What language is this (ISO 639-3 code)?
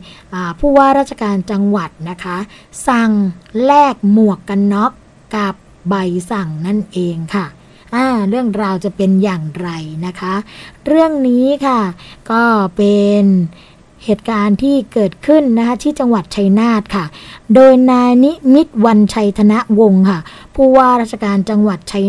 tha